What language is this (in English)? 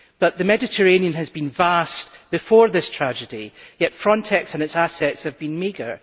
English